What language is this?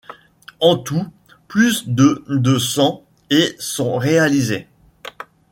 French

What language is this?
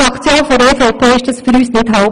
Swiss German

